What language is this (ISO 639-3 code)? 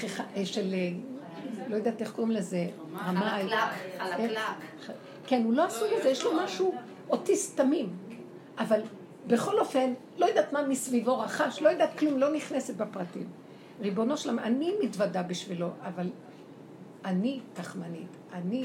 heb